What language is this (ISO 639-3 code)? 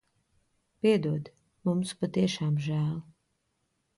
lav